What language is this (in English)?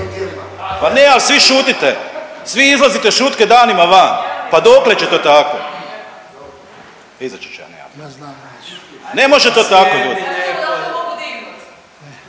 Croatian